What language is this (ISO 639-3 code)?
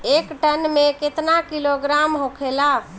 bho